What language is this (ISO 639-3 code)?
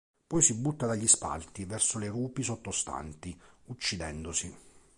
ita